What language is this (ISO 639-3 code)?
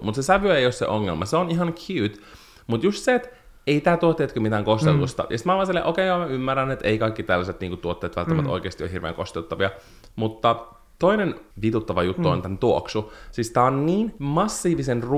fin